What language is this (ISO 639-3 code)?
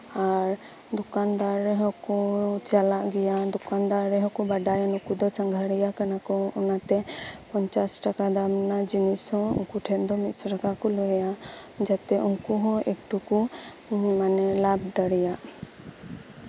sat